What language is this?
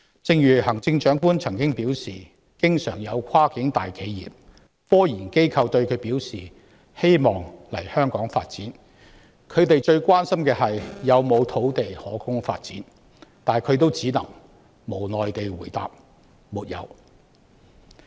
Cantonese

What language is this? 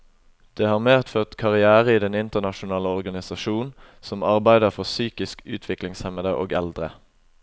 Norwegian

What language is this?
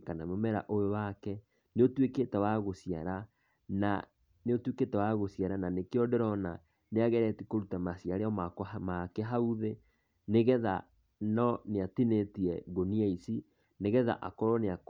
Kikuyu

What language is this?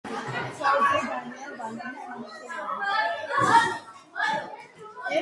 Georgian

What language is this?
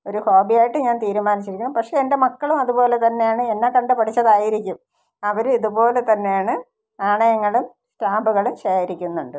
Malayalam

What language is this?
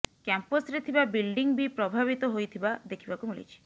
Odia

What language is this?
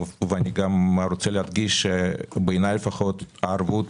Hebrew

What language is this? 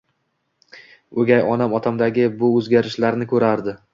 Uzbek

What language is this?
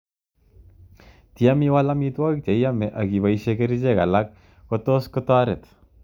Kalenjin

